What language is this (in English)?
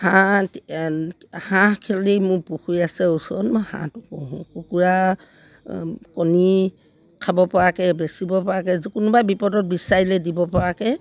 Assamese